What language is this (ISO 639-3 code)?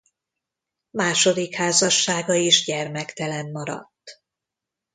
hun